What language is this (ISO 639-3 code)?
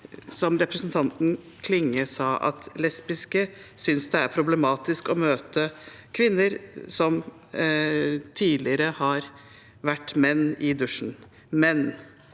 nor